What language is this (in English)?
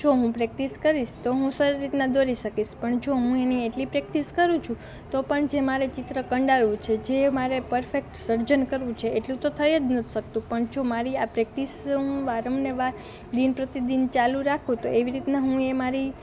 Gujarati